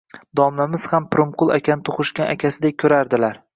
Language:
Uzbek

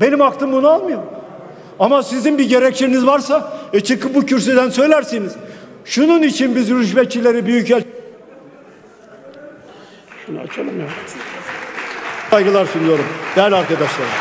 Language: Turkish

